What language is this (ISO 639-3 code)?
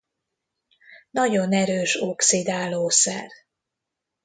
hun